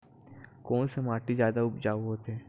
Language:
Chhattisgarhi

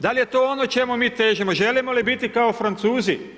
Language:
Croatian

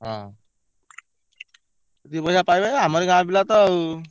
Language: Odia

